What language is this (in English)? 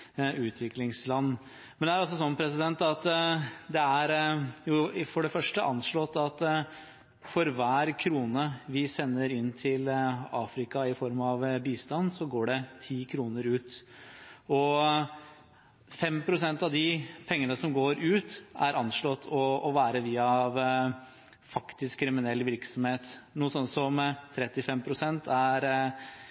Norwegian Bokmål